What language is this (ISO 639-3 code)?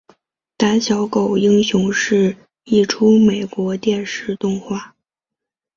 zho